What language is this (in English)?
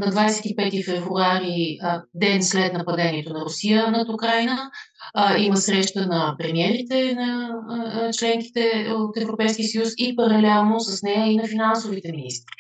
Bulgarian